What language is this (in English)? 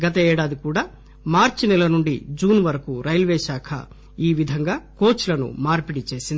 Telugu